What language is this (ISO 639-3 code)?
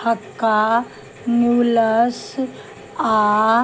mai